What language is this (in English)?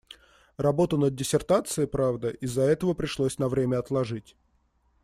Russian